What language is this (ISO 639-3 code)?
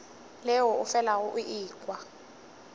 nso